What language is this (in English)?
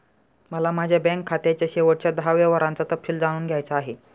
Marathi